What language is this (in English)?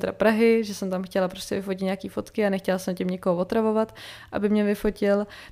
Czech